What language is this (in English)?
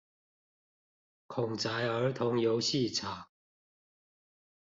Chinese